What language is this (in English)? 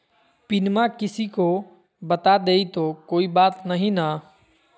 Magahi